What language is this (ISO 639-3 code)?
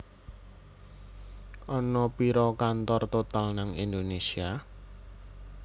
jav